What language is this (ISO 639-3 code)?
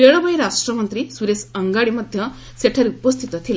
ori